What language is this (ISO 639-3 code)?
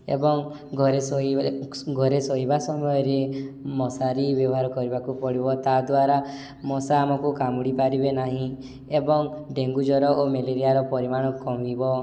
ori